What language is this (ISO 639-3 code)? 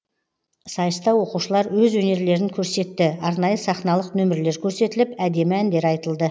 kaz